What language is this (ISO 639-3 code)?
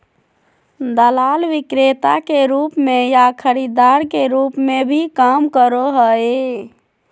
mag